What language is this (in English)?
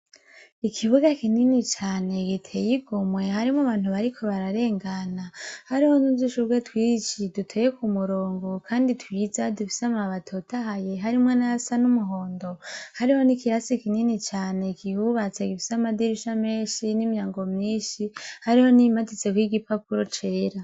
Rundi